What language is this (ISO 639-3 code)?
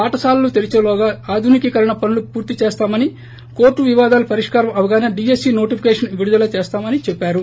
tel